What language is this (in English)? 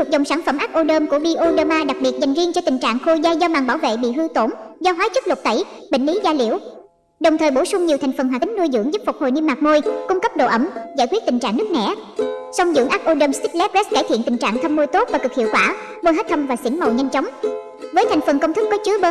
Vietnamese